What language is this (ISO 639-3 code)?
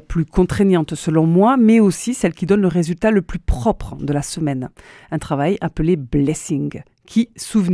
fra